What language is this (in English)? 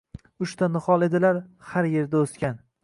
Uzbek